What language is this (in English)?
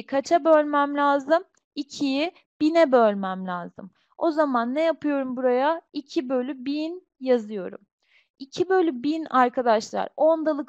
Turkish